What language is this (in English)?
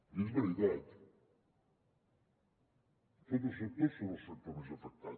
Catalan